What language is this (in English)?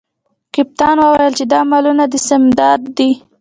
Pashto